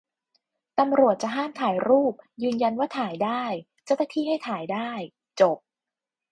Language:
Thai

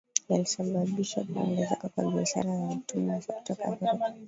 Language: Swahili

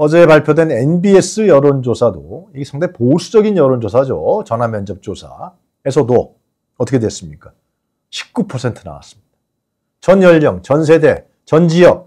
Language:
Korean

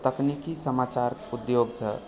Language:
Maithili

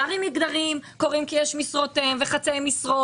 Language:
Hebrew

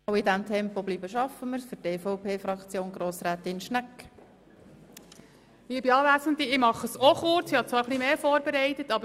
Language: Swiss German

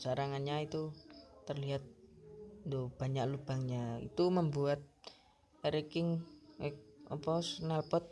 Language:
Indonesian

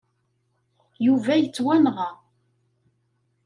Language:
Kabyle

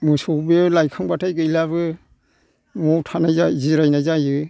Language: Bodo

